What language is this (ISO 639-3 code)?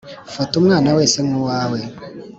kin